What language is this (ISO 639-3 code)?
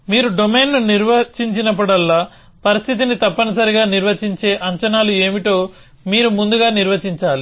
tel